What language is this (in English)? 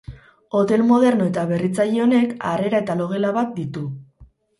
Basque